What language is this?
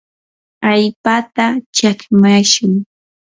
Yanahuanca Pasco Quechua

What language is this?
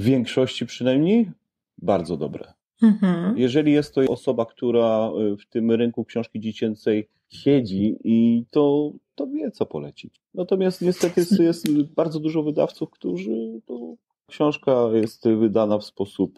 Polish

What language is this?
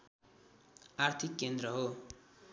Nepali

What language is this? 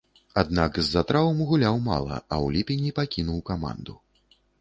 Belarusian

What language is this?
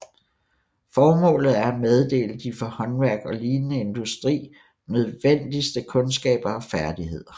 Danish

